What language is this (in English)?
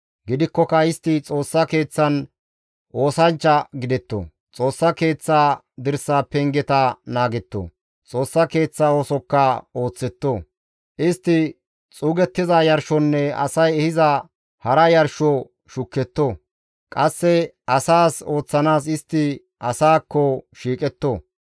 Gamo